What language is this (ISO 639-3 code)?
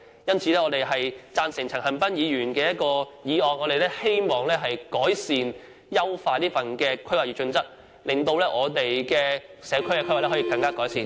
yue